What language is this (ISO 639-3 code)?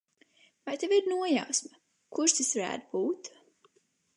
lav